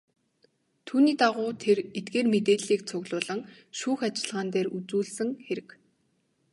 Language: Mongolian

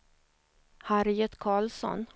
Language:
Swedish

